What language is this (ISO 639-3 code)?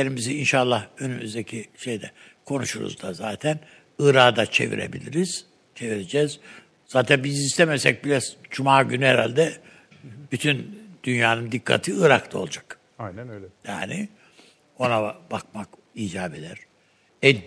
tur